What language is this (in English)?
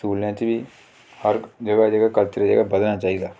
Dogri